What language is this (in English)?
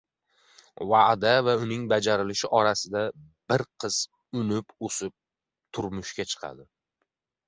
Uzbek